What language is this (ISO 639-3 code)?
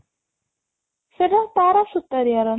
ori